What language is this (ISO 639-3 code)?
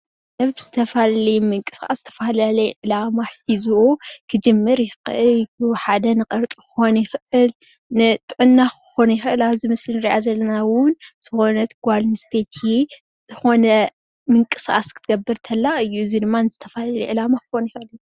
tir